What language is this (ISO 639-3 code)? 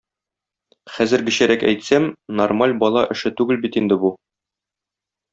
tat